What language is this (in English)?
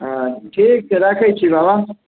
Maithili